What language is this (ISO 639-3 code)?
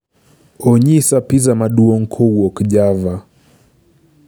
luo